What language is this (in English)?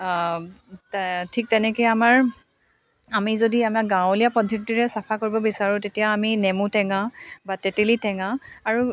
Assamese